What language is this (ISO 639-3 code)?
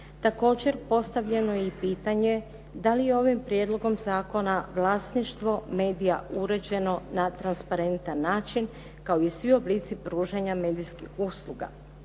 hrv